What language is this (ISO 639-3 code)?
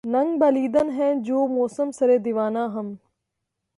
urd